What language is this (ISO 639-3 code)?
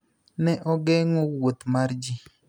luo